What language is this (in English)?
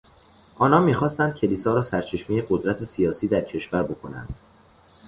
Persian